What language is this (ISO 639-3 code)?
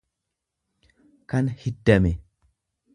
orm